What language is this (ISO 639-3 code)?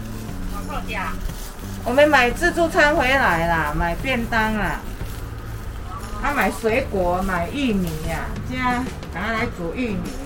zho